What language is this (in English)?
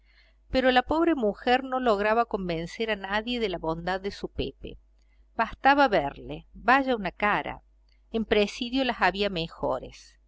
Spanish